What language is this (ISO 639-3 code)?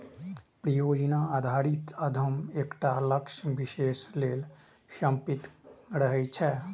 mai